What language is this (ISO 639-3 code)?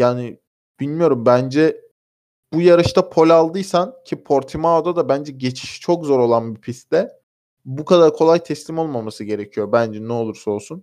tur